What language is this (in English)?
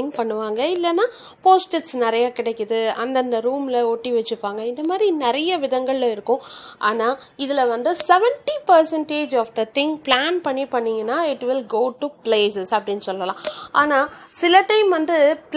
Tamil